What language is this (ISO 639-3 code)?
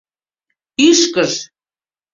chm